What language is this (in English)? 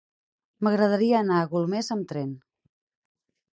Catalan